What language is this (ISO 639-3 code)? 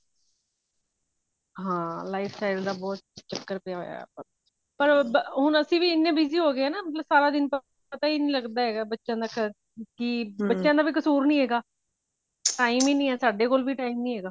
pan